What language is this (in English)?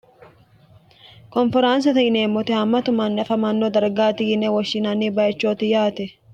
Sidamo